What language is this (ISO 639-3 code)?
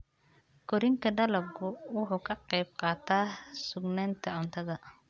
som